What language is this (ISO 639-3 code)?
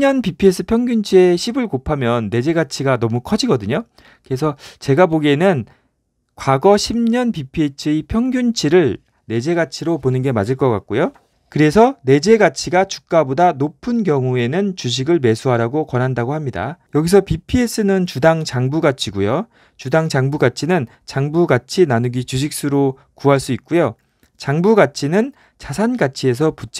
kor